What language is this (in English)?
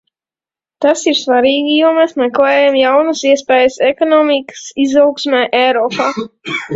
Latvian